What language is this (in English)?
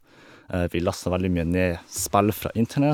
Norwegian